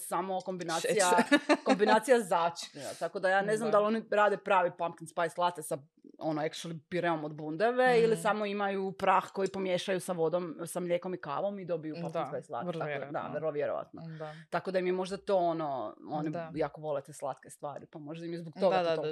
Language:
Croatian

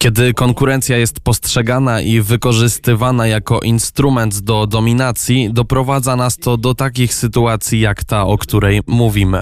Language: Polish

